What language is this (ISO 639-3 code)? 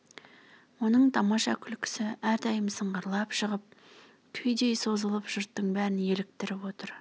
kaz